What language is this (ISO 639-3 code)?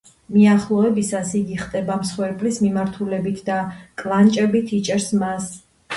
kat